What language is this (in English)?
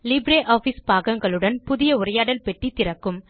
Tamil